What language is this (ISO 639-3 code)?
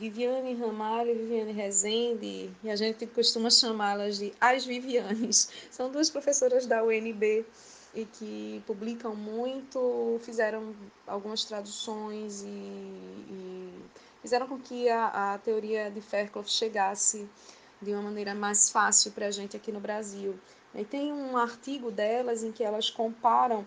por